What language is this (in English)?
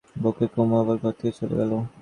Bangla